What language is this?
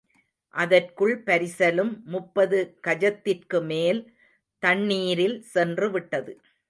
Tamil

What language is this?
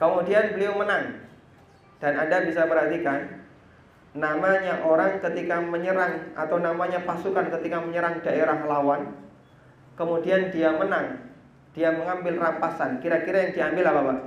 Indonesian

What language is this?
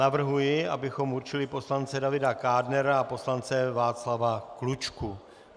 Czech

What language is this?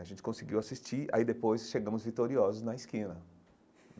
Portuguese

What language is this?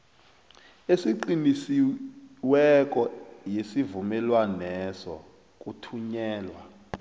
South Ndebele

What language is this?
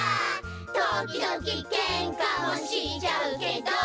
Japanese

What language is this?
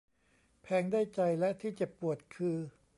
Thai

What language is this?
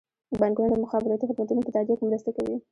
Pashto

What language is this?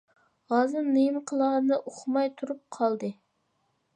Uyghur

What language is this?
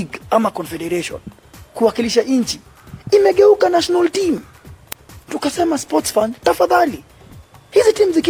Swahili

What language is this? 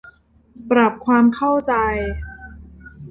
Thai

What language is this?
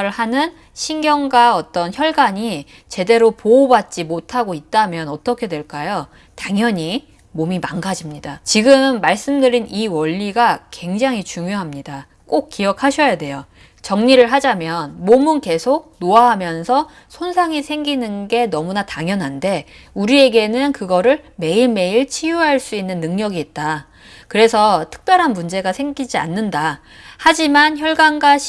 Korean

